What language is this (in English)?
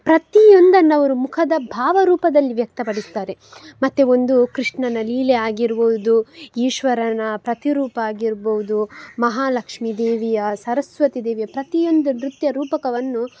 Kannada